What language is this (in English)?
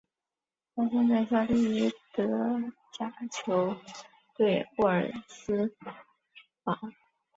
Chinese